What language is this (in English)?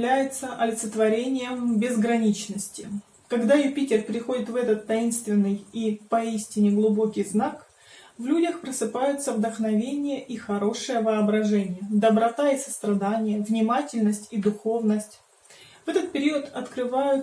Russian